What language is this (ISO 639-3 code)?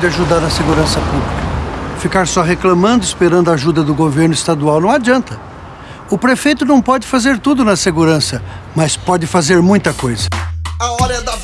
por